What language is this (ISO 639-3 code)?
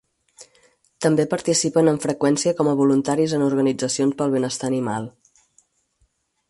cat